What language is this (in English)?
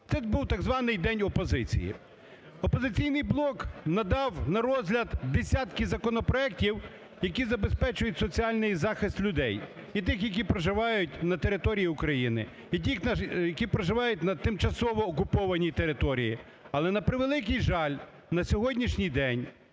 Ukrainian